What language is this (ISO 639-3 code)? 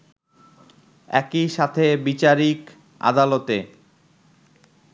ben